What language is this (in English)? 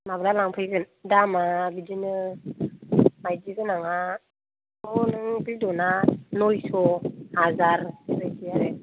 Bodo